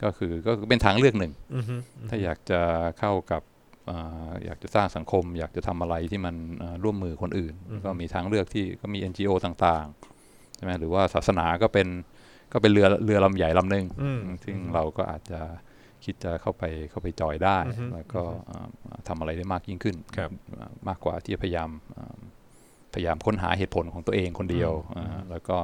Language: Thai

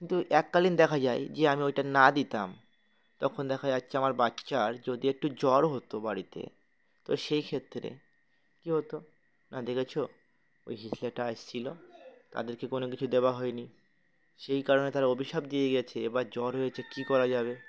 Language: Bangla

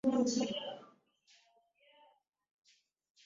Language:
Swahili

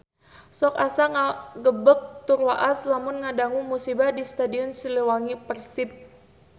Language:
Sundanese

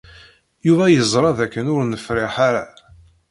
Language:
Kabyle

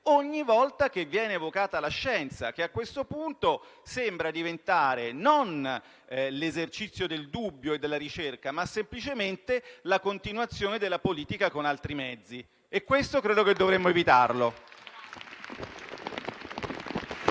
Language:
Italian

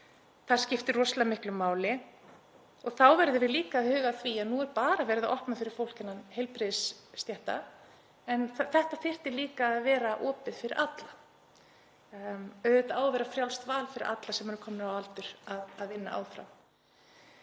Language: Icelandic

